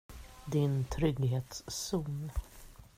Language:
Swedish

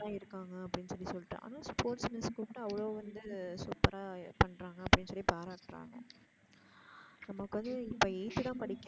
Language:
Tamil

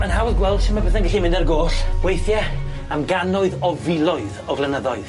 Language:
Welsh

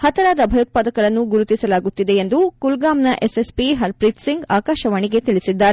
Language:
Kannada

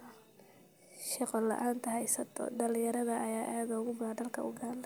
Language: Somali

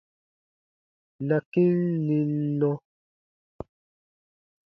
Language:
Baatonum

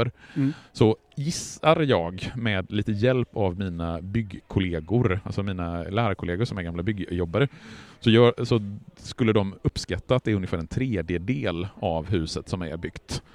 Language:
Swedish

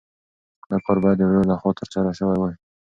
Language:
Pashto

